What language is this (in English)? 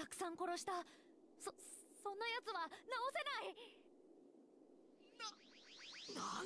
Japanese